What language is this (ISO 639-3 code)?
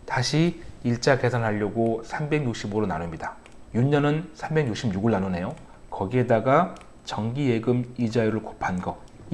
kor